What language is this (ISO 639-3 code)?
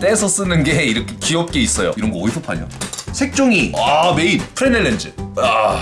kor